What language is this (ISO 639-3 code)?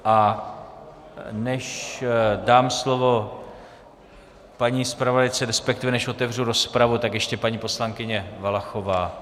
ces